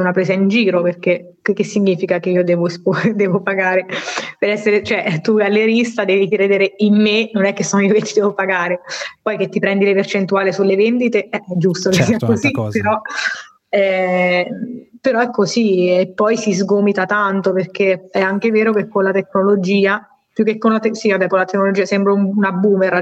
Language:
Italian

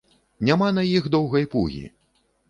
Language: Belarusian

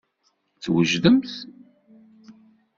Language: Kabyle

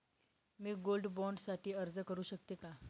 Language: Marathi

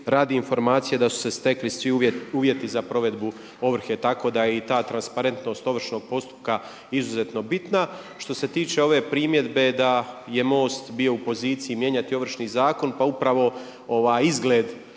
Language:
Croatian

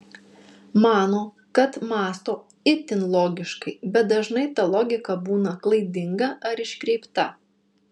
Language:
Lithuanian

